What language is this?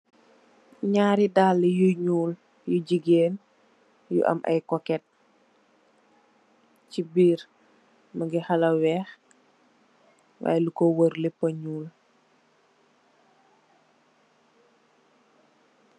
Wolof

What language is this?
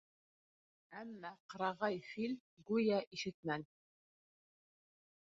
Bashkir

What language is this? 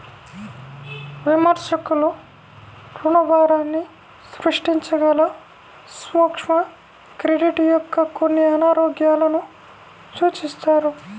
Telugu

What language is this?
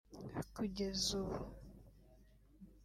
Kinyarwanda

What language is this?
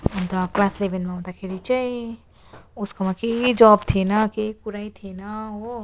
Nepali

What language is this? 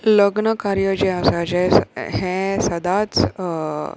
Konkani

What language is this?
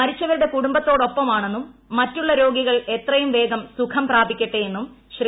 Malayalam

